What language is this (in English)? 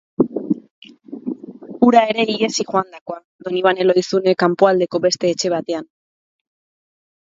Basque